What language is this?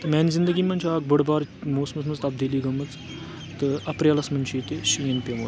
Kashmiri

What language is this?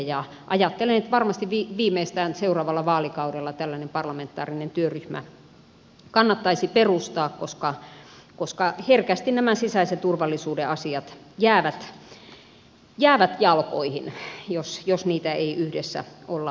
Finnish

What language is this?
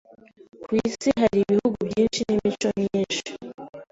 Kinyarwanda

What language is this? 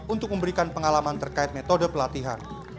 Indonesian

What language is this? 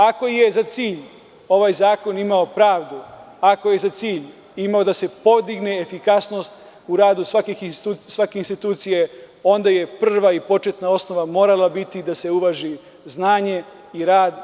Serbian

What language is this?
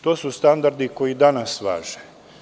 Serbian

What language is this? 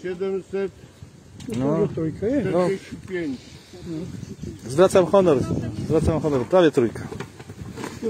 Polish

